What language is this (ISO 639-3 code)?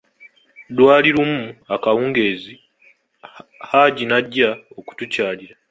lug